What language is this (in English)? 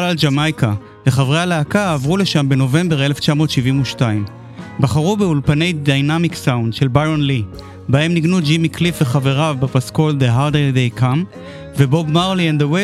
Hebrew